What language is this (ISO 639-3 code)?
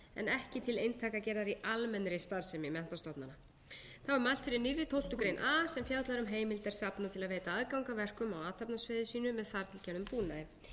isl